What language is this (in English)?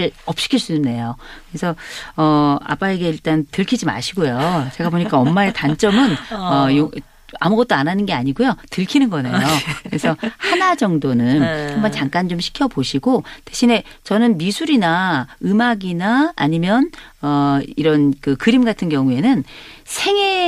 Korean